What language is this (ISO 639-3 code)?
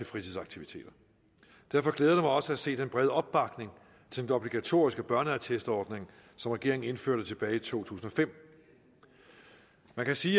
dan